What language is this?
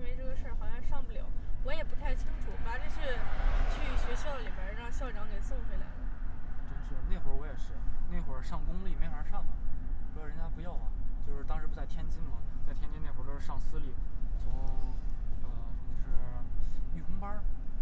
Chinese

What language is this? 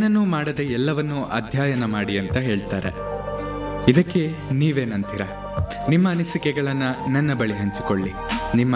Kannada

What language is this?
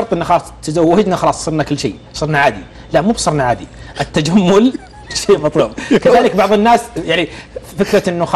Arabic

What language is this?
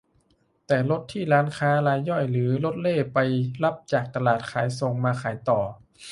Thai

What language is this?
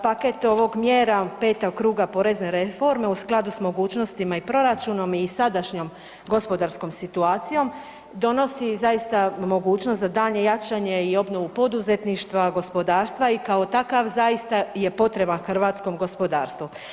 Croatian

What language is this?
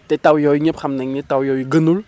Wolof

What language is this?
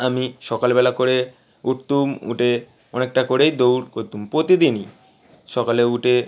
Bangla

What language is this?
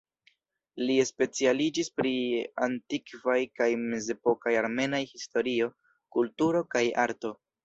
Esperanto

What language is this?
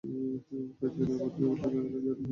Bangla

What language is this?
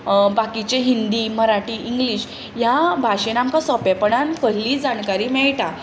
Konkani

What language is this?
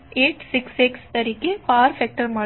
Gujarati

